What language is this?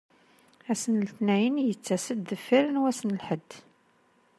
Kabyle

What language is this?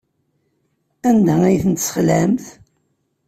Kabyle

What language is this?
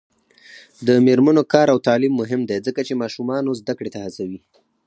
Pashto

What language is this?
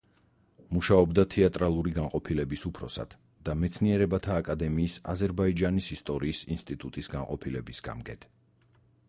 Georgian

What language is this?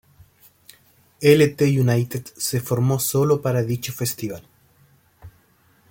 Spanish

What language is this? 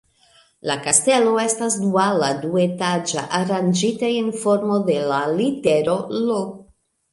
Esperanto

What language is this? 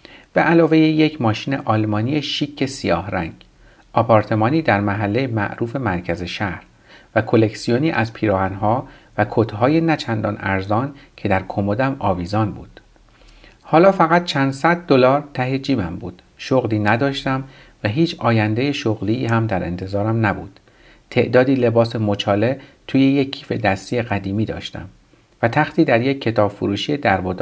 Persian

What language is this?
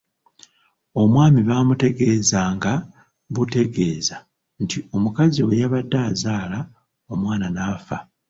Ganda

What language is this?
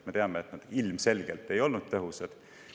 Estonian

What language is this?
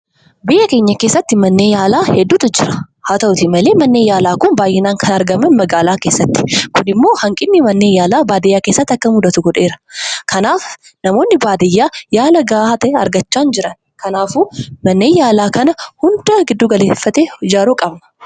Oromo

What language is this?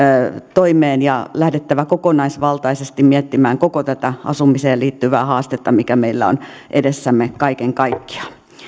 Finnish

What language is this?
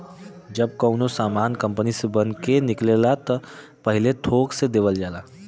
Bhojpuri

